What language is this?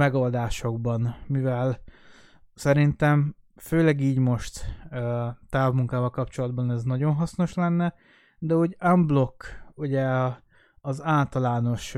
Hungarian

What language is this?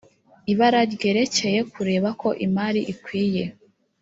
Kinyarwanda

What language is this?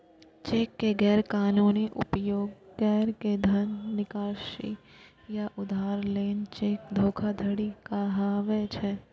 Maithili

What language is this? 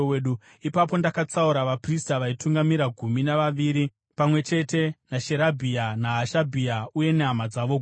Shona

